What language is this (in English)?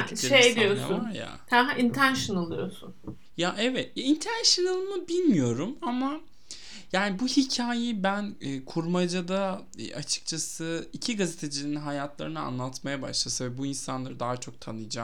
Turkish